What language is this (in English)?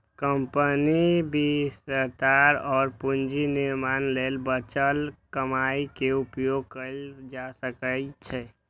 Maithili